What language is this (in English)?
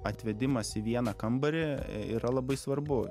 Lithuanian